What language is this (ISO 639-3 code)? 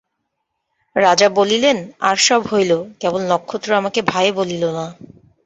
ben